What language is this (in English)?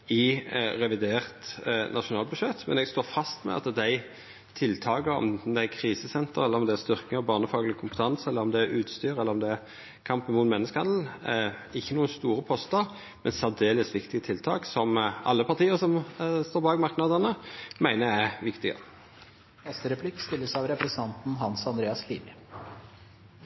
Norwegian Nynorsk